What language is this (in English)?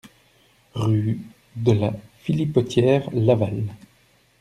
French